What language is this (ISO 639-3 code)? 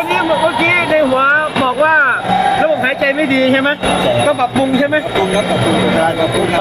tha